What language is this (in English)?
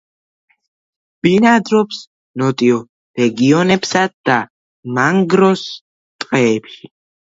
Georgian